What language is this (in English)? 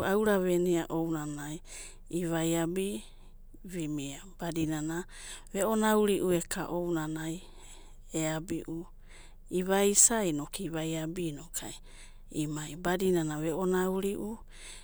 Abadi